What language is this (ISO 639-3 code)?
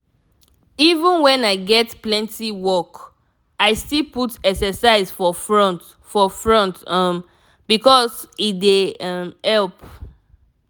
pcm